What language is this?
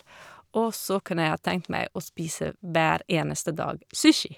Norwegian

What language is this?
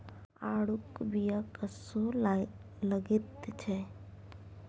Maithili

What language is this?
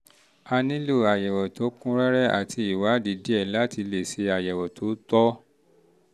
Yoruba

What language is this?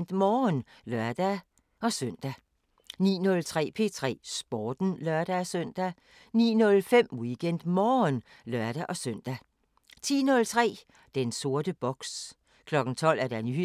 Danish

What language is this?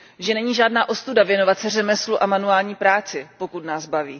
Czech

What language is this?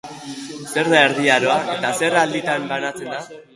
Basque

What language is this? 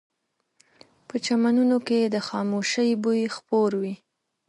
Pashto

